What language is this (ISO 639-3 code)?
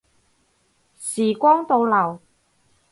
yue